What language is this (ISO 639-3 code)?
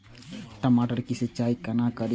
mai